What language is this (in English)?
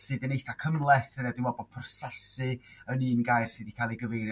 Welsh